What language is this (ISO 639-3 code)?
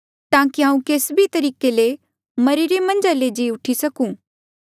mjl